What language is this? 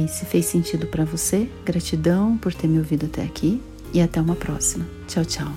Portuguese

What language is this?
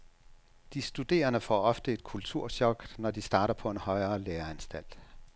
Danish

